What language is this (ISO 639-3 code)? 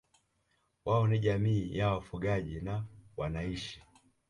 swa